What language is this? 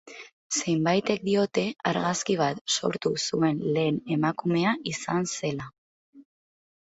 Basque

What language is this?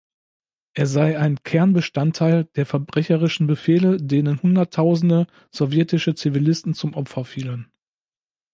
German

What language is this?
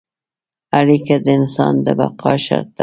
Pashto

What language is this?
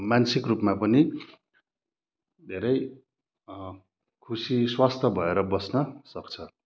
Nepali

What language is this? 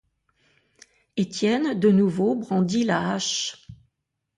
French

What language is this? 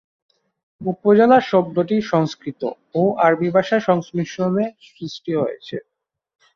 Bangla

